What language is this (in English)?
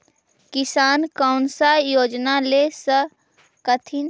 Magahi